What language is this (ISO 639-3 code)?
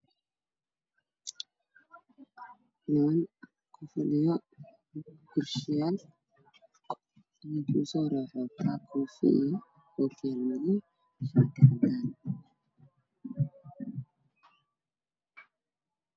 som